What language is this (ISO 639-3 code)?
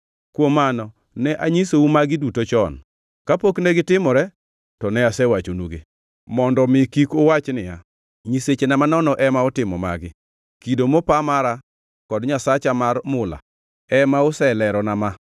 luo